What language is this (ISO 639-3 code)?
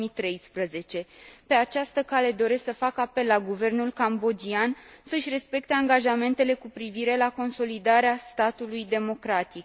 ron